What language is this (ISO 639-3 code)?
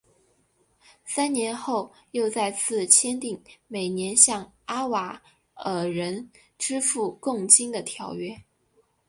zho